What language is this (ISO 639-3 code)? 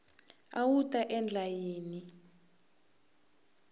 tso